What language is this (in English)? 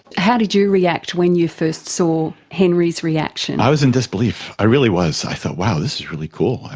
English